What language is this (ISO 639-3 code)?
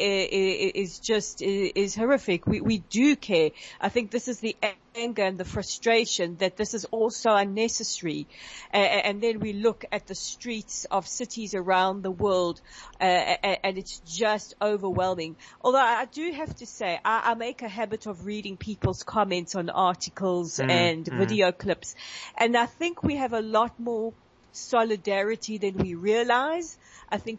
eng